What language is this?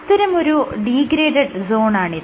Malayalam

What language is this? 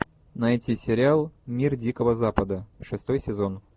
Russian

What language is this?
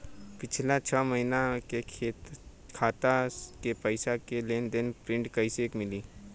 Bhojpuri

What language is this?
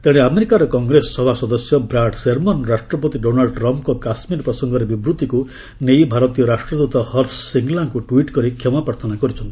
Odia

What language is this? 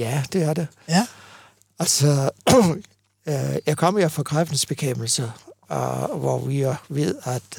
Danish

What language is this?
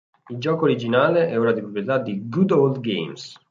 Italian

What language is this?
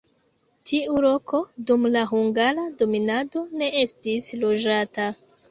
Esperanto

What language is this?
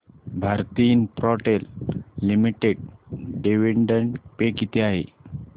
Marathi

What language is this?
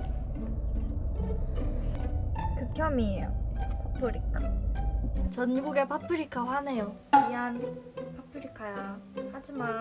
Korean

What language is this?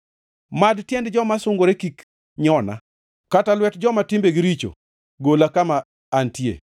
Luo (Kenya and Tanzania)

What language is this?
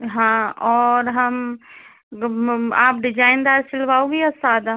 Hindi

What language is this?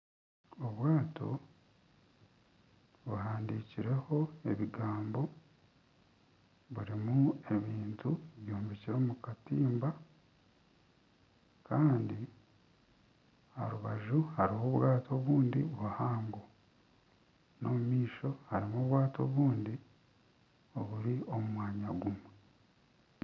Nyankole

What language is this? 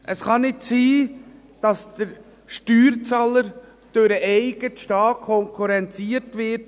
Swiss German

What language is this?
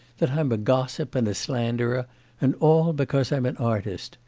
English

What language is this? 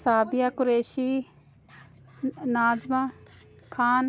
Hindi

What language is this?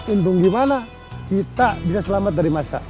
Indonesian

